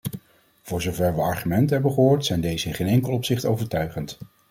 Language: Dutch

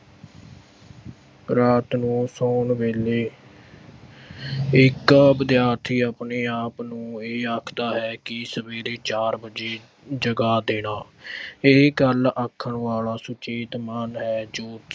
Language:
Punjabi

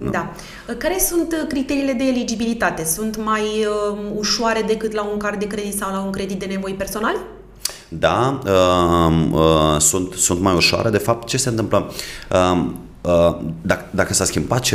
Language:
Romanian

